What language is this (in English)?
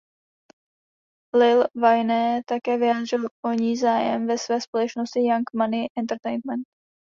Czech